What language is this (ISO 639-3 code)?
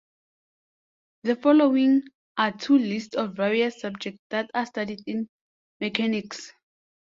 eng